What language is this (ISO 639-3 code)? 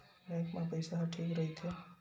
hne